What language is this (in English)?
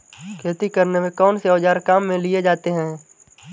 Hindi